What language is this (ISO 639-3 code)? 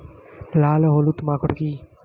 ben